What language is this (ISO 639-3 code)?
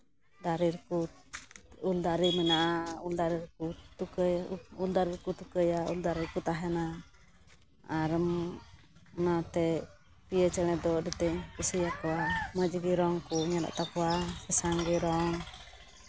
sat